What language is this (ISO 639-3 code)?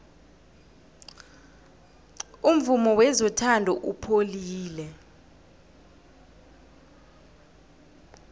nbl